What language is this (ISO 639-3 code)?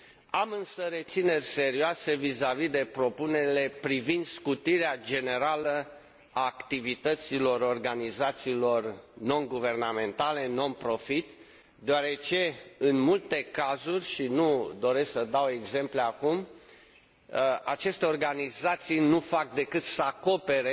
ron